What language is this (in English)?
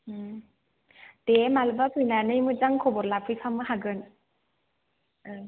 Bodo